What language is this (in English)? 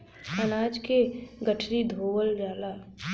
Bhojpuri